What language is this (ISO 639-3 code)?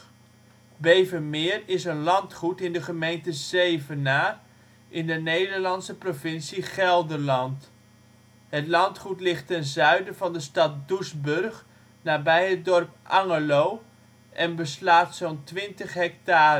nld